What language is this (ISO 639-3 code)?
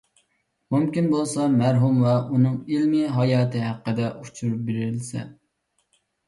uig